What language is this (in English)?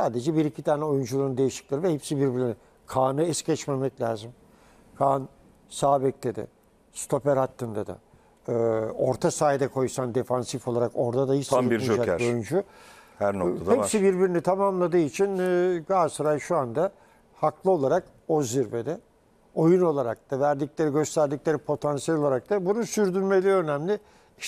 Turkish